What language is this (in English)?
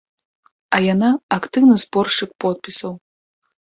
Belarusian